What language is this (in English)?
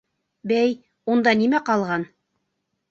Bashkir